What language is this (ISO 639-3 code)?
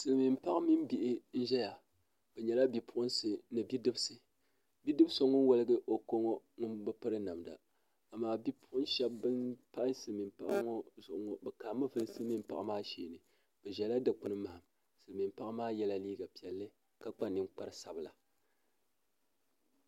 dag